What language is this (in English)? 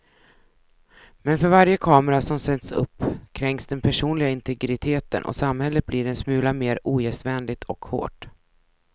Swedish